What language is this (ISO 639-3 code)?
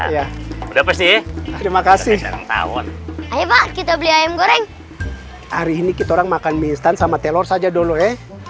ind